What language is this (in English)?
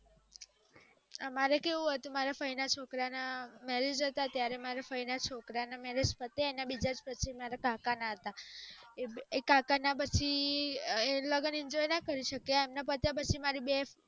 Gujarati